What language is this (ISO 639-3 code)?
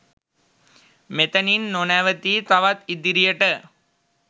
sin